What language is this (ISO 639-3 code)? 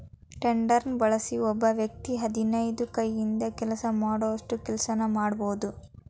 kan